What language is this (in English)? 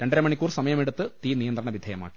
Malayalam